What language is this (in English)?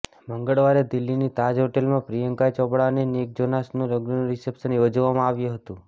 Gujarati